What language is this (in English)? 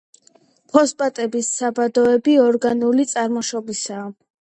Georgian